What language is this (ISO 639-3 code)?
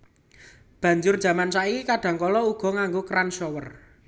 jav